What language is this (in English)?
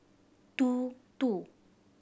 English